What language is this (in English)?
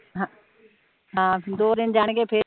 Punjabi